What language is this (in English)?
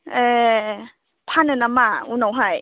Bodo